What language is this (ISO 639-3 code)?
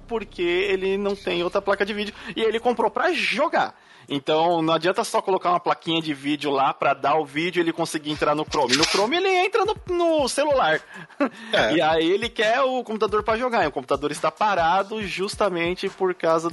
por